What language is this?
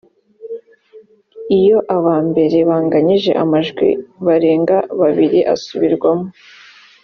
Kinyarwanda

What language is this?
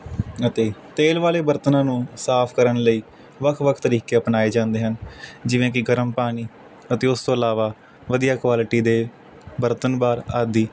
Punjabi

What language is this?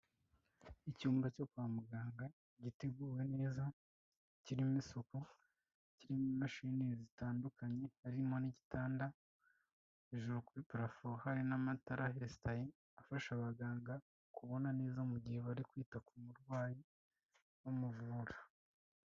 Kinyarwanda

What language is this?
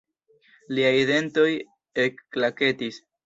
Esperanto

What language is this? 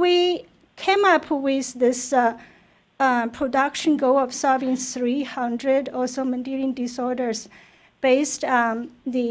English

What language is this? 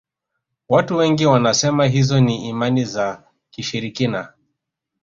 Swahili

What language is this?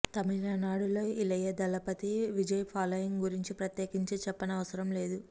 Telugu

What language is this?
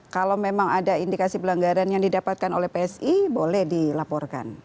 Indonesian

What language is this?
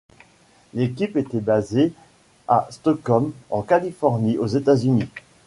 French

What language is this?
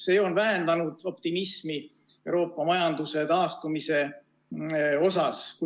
Estonian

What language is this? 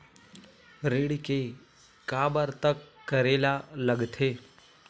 Chhattisgarhi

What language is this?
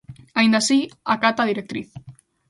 Galician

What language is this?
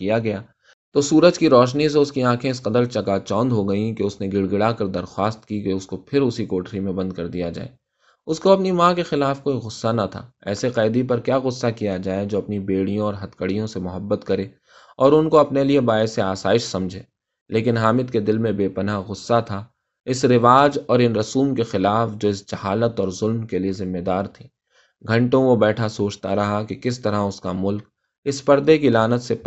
Urdu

